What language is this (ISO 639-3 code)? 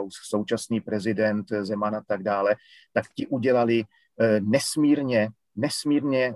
ces